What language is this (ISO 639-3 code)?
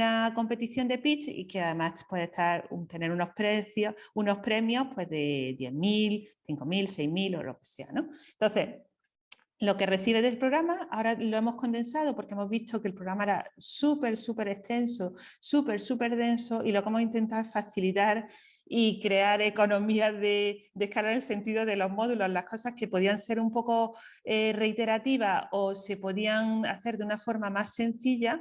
spa